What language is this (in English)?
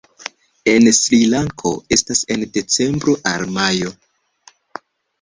Esperanto